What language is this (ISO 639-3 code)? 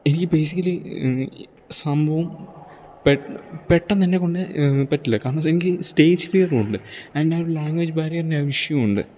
mal